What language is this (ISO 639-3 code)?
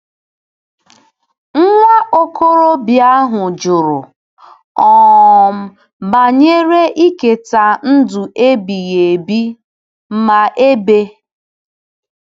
ibo